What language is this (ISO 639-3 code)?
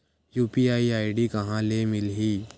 hne